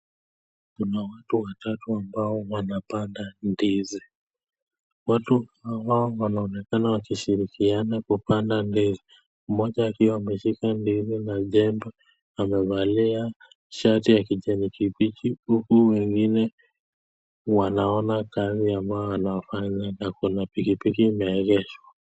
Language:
Swahili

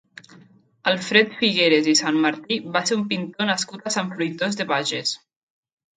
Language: Catalan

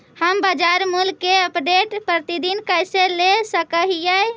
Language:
Magahi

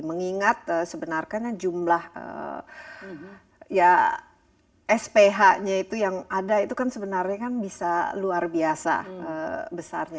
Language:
Indonesian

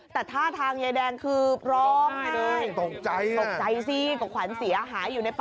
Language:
Thai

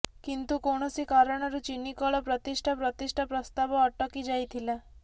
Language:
Odia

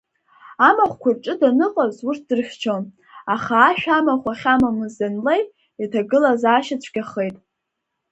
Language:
Abkhazian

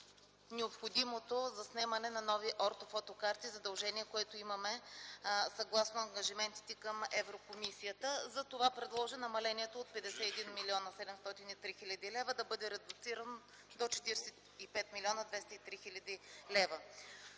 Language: Bulgarian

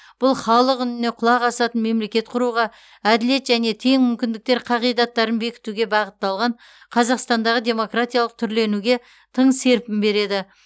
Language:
Kazakh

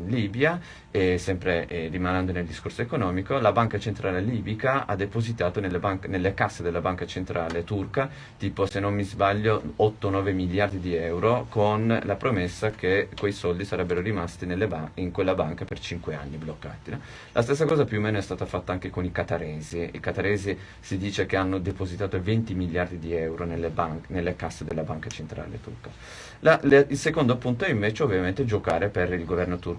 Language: Italian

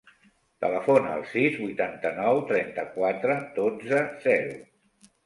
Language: Catalan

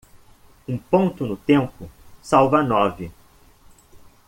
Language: Portuguese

